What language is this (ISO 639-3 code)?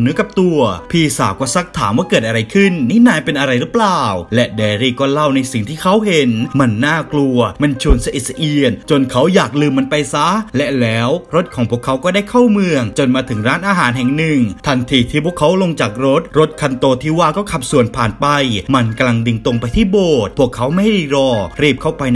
tha